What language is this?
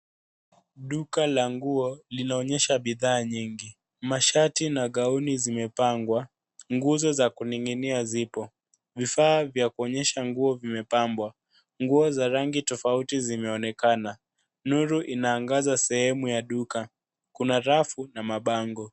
Swahili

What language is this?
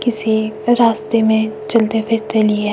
Hindi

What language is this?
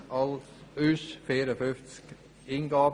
Swiss German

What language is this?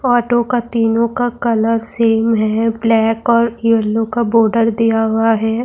Urdu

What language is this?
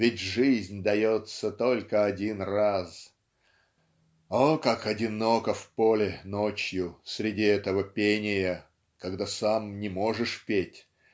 Russian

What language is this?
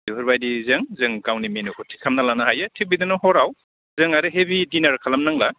Bodo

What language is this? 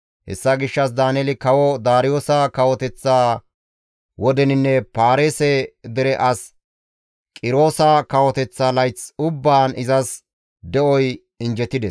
Gamo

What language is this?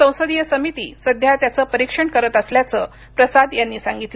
Marathi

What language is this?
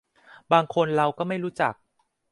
Thai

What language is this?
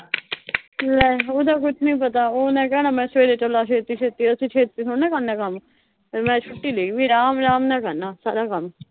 Punjabi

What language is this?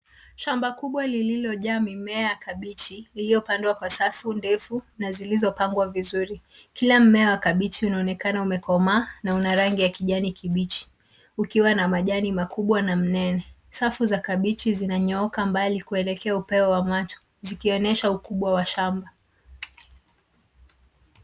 Swahili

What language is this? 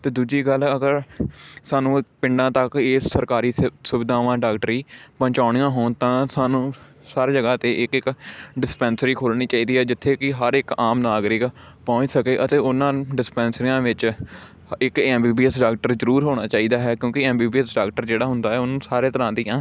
Punjabi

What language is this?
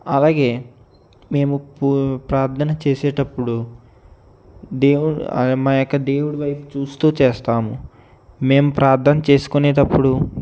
Telugu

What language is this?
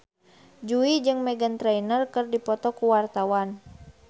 Sundanese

